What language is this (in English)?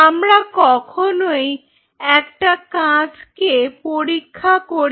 Bangla